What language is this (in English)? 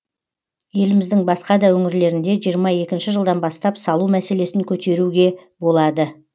Kazakh